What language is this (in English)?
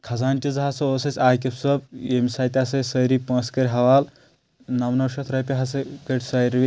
Kashmiri